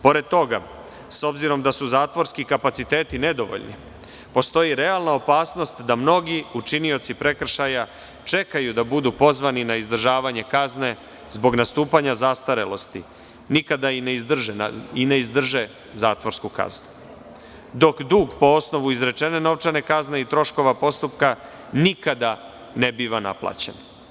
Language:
Serbian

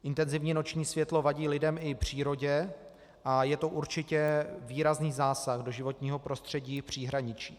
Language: Czech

